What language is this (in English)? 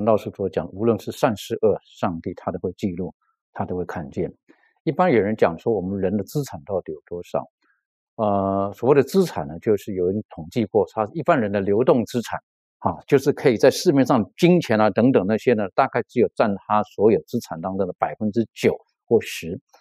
Chinese